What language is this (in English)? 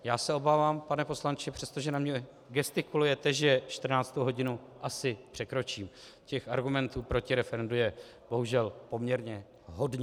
Czech